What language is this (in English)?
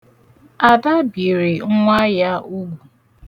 Igbo